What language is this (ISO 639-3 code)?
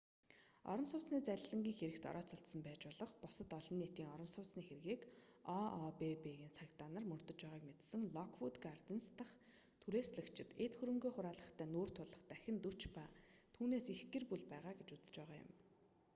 mon